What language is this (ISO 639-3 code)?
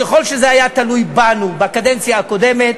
heb